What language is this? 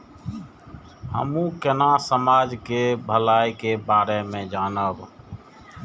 Maithili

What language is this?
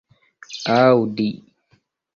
Esperanto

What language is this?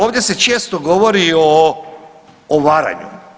Croatian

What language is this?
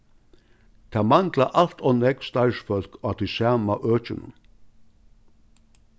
Faroese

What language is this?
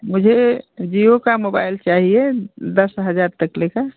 Hindi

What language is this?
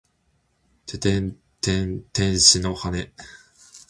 Japanese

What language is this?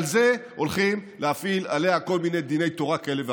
Hebrew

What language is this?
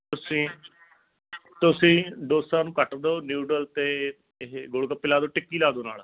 Punjabi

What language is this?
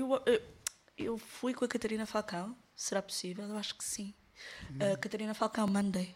Portuguese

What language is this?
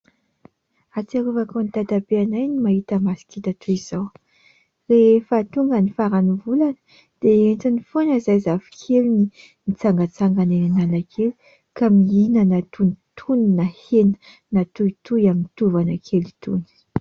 Malagasy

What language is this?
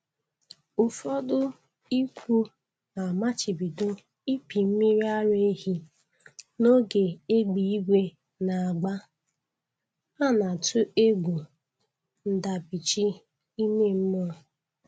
Igbo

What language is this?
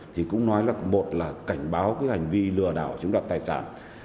Vietnamese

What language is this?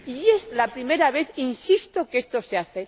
Spanish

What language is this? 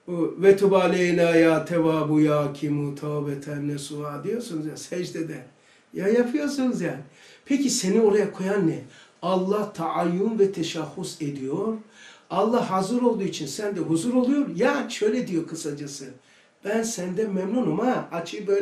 Turkish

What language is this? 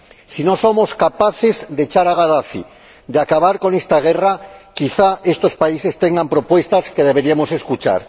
Spanish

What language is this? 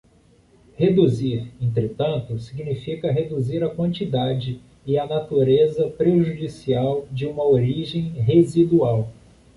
Portuguese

